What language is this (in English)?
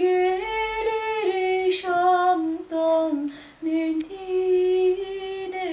Turkish